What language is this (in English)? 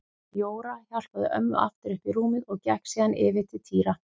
Icelandic